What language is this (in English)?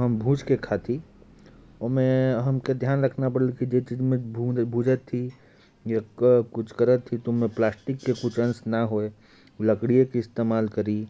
Korwa